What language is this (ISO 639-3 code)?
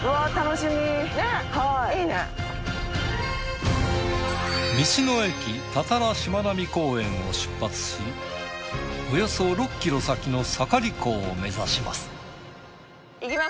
jpn